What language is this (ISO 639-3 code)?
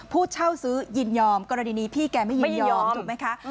tha